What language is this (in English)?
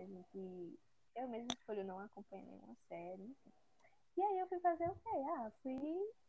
Portuguese